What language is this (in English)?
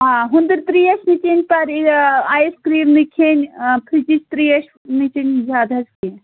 Kashmiri